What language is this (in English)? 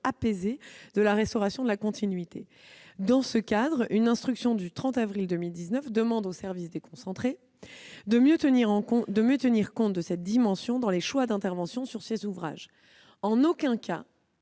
French